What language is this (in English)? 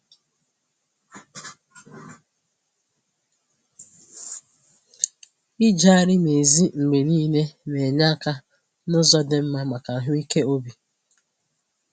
Igbo